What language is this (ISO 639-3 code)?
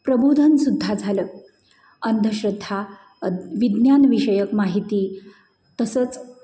mar